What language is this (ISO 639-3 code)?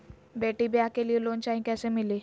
mag